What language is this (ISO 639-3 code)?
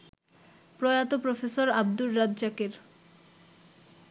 ben